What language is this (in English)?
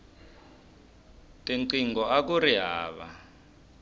Tsonga